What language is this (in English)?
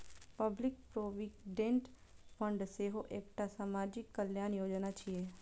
Maithili